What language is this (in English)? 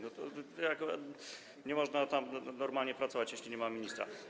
Polish